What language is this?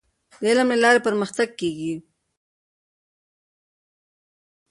Pashto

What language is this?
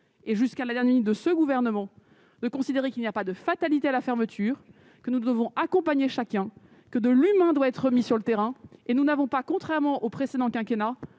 French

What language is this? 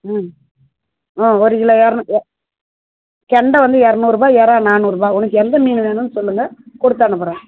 Tamil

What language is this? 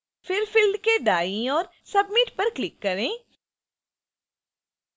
Hindi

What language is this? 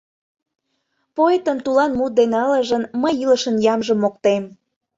Mari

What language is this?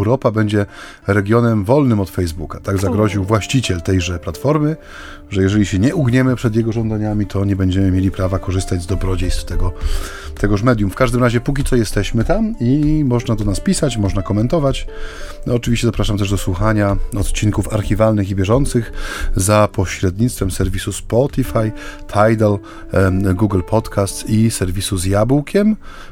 Polish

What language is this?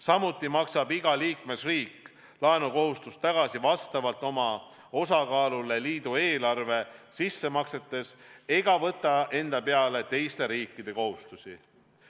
Estonian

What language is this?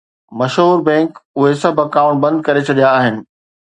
Sindhi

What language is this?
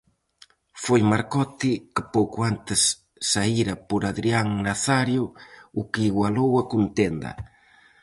Galician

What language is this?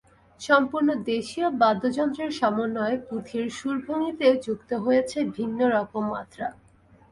Bangla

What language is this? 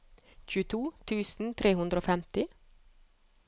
Norwegian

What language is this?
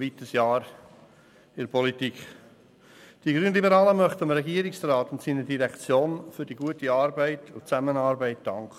Swiss German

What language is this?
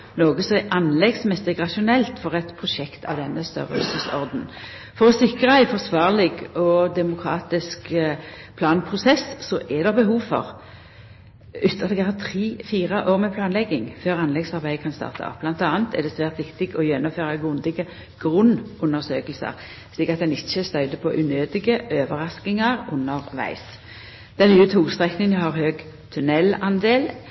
Norwegian Nynorsk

